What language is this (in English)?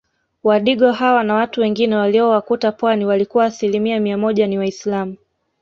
Swahili